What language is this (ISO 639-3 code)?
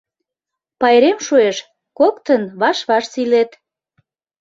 chm